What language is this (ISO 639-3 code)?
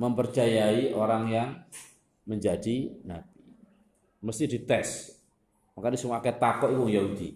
ind